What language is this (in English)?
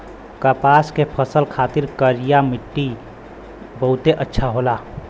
Bhojpuri